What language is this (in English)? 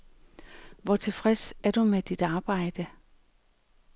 Danish